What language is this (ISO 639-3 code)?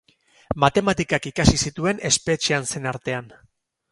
eus